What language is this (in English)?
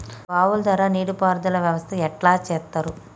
Telugu